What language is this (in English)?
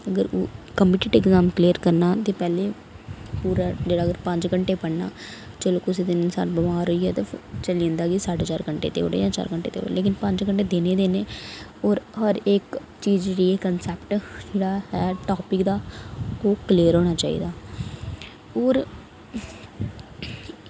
Dogri